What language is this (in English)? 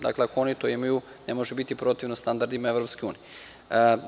Serbian